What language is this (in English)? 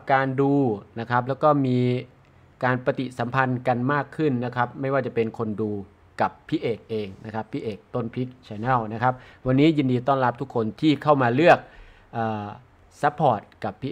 Thai